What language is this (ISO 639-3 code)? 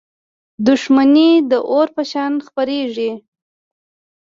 pus